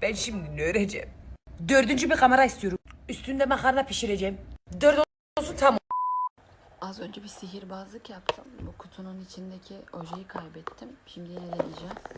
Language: Turkish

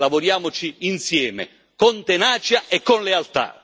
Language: Italian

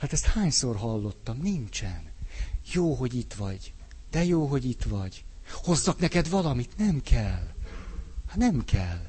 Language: Hungarian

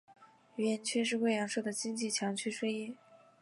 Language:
Chinese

